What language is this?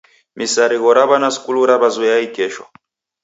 Taita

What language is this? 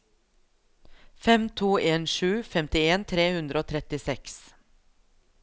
Norwegian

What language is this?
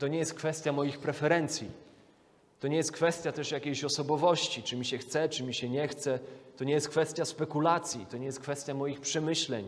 Polish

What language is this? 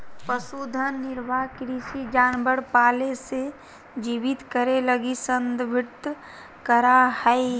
Magahi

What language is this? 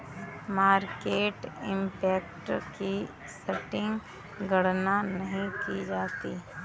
Hindi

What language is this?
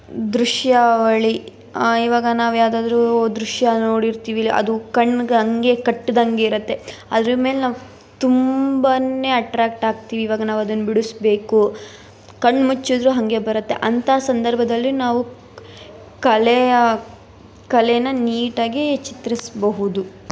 Kannada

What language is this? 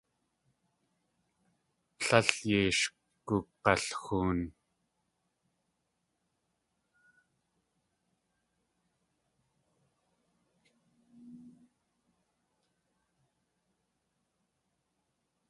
Tlingit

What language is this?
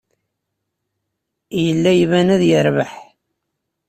Kabyle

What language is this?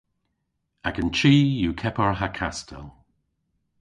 Cornish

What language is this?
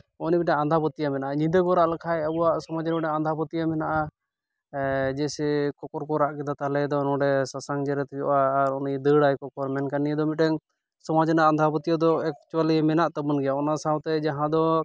Santali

